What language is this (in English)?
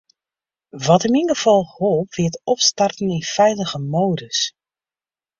Western Frisian